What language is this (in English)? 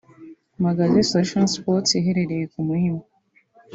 Kinyarwanda